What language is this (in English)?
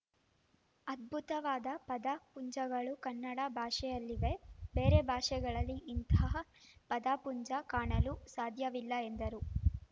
Kannada